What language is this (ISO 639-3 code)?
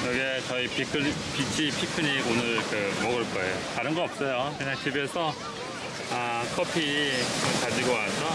kor